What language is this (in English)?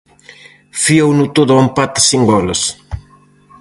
Galician